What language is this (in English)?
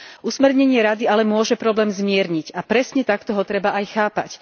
Slovak